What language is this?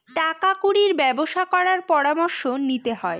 Bangla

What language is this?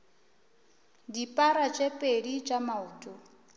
Northern Sotho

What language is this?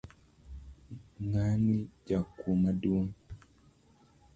Luo (Kenya and Tanzania)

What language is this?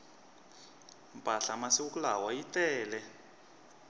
Tsonga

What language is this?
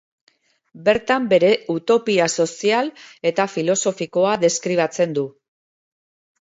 Basque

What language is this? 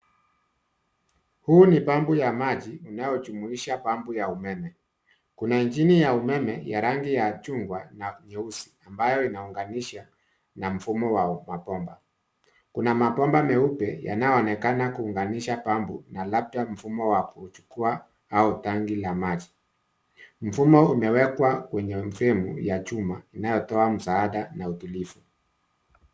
Swahili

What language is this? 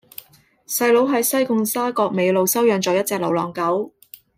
Cantonese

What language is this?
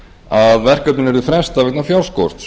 Icelandic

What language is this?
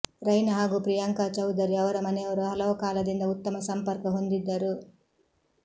Kannada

